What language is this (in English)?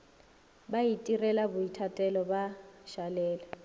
Northern Sotho